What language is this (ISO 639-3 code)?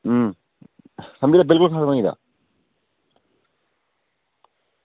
doi